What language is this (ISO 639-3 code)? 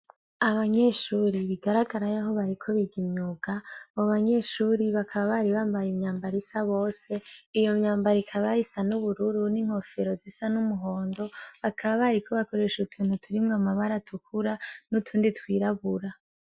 run